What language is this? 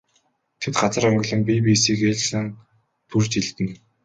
Mongolian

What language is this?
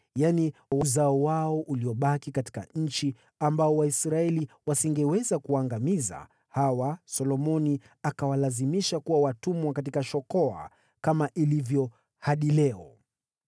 Swahili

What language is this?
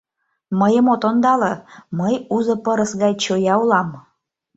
Mari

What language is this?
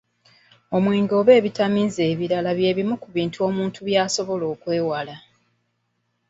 Ganda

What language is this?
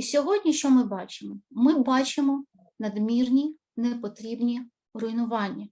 Ukrainian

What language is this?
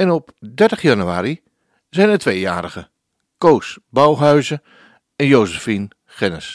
Dutch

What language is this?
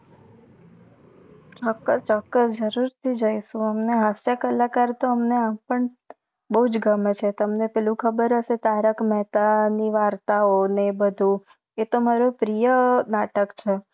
Gujarati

